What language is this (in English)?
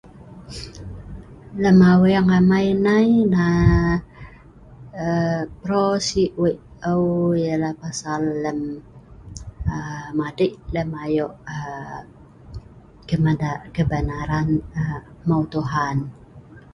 Sa'ban